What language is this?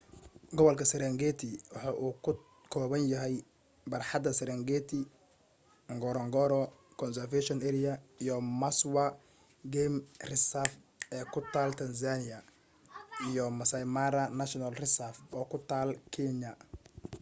Somali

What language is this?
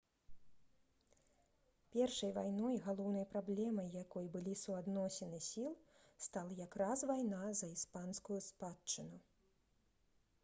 Belarusian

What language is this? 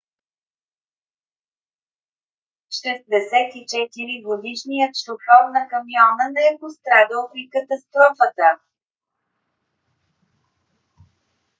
Bulgarian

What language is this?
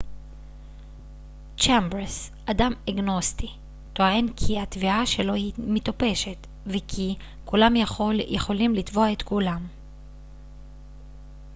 Hebrew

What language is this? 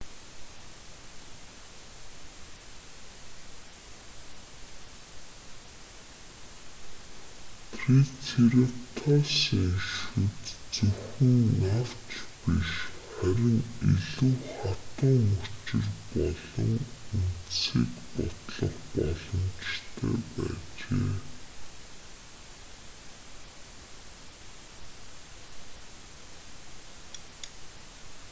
Mongolian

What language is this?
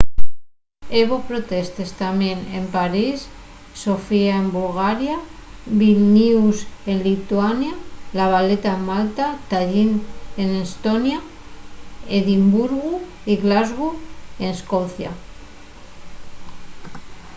Asturian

